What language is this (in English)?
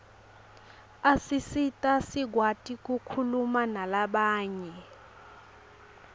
Swati